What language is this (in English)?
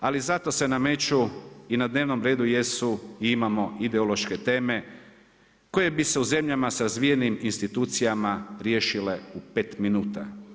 Croatian